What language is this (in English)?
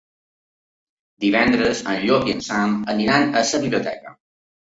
Catalan